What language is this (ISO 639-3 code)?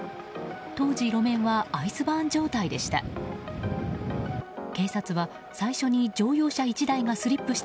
jpn